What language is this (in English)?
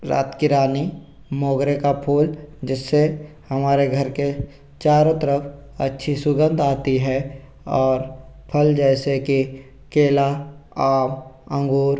Hindi